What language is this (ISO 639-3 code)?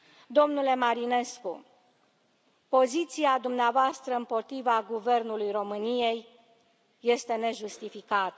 ron